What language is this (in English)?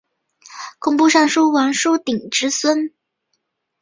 Chinese